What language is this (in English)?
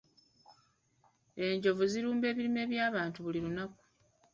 Ganda